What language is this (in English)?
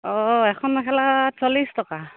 Assamese